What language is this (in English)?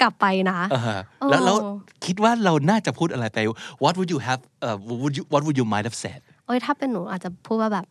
Thai